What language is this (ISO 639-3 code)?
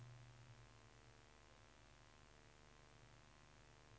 swe